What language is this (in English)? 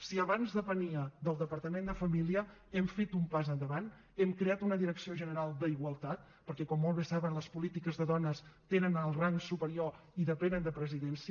Catalan